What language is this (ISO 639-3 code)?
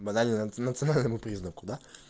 rus